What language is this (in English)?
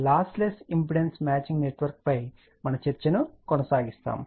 Telugu